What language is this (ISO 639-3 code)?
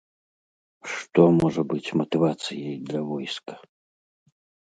bel